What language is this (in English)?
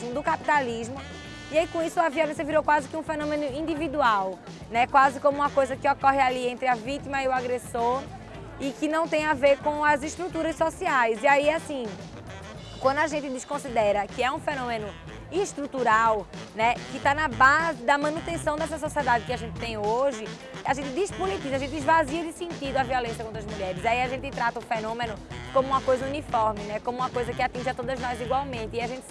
Portuguese